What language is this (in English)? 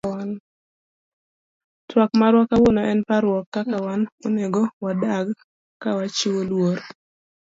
Luo (Kenya and Tanzania)